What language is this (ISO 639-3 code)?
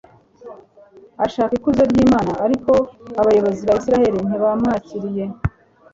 kin